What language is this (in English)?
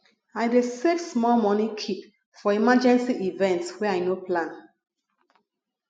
Nigerian Pidgin